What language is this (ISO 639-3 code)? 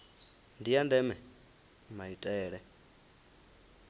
ven